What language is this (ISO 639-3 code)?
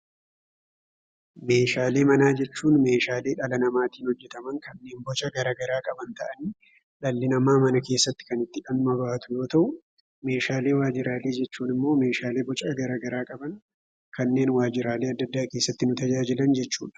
orm